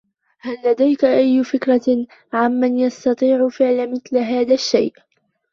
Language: Arabic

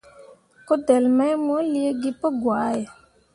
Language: Mundang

